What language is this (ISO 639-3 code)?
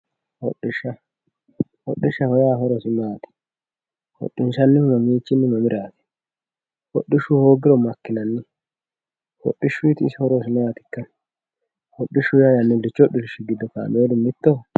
sid